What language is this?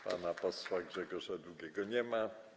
Polish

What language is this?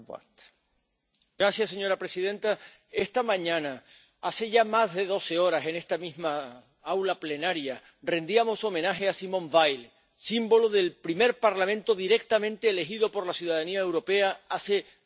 Spanish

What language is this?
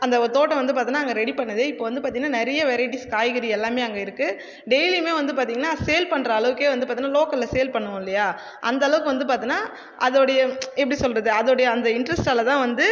Tamil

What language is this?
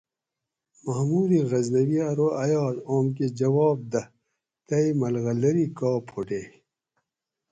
Gawri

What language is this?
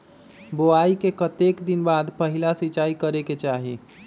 Magahi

